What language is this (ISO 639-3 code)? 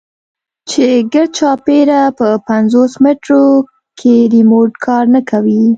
pus